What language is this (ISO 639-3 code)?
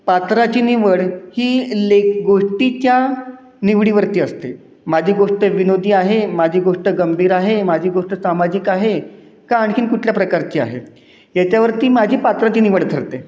mar